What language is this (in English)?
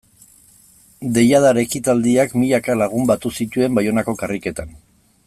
Basque